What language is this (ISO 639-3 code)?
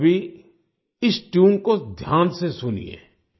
hin